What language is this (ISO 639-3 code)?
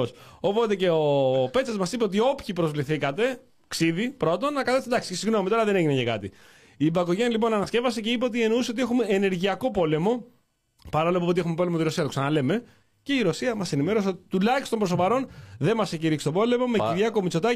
ell